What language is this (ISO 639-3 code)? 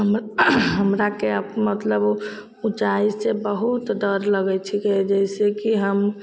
mai